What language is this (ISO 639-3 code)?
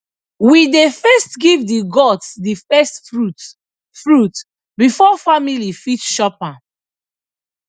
pcm